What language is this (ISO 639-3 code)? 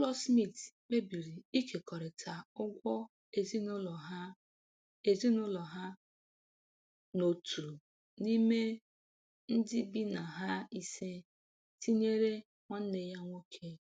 ibo